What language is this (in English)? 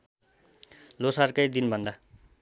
Nepali